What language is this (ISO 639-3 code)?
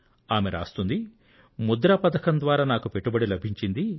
tel